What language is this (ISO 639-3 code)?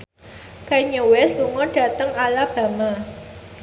jav